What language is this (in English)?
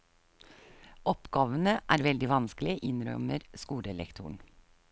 Norwegian